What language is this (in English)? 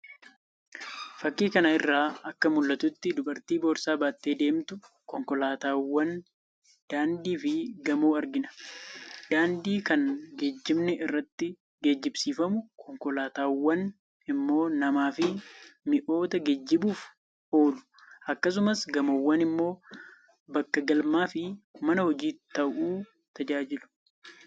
Oromo